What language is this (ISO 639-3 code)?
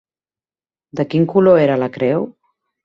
cat